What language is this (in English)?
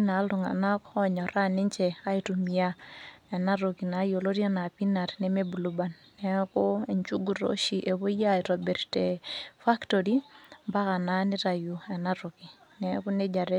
Masai